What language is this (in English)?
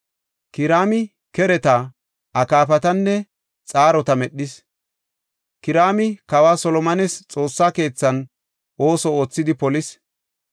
Gofa